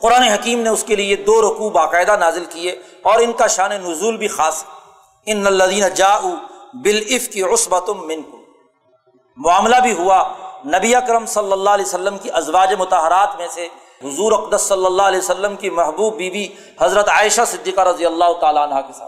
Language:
Urdu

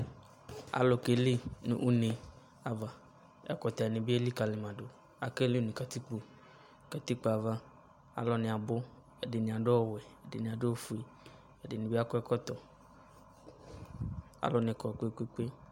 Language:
Ikposo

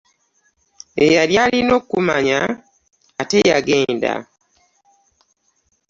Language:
Ganda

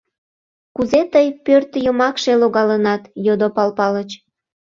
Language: Mari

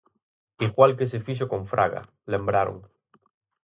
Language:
Galician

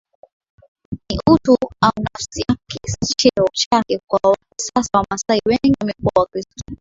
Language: Swahili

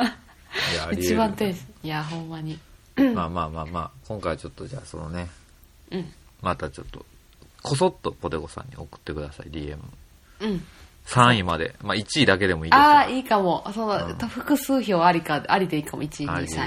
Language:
Japanese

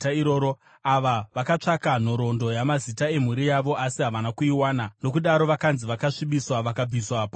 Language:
Shona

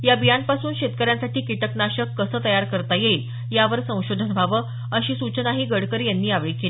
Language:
Marathi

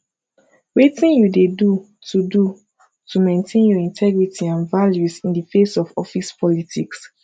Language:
Nigerian Pidgin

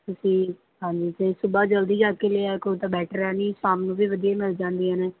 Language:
Punjabi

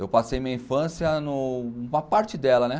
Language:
Portuguese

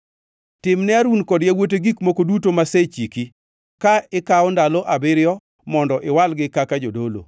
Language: Luo (Kenya and Tanzania)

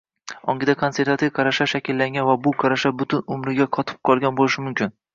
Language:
Uzbek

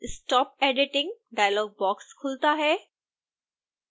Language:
Hindi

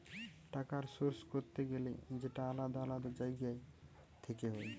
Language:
Bangla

